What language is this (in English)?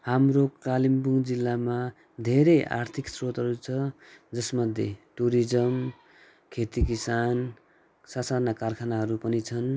Nepali